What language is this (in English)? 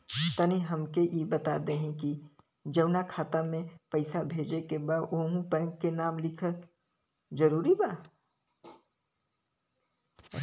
Bhojpuri